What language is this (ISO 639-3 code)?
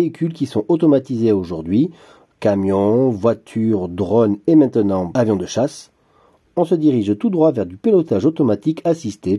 fra